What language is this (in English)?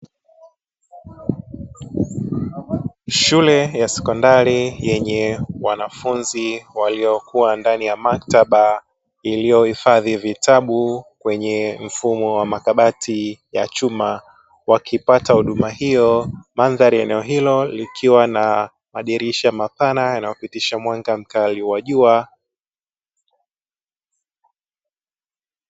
Swahili